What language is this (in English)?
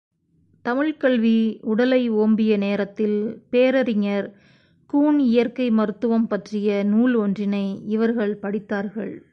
Tamil